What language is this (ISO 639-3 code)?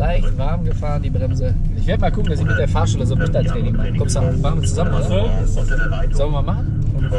deu